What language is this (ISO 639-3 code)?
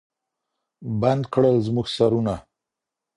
pus